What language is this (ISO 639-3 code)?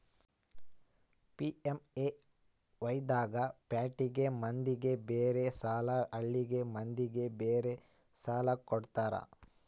kan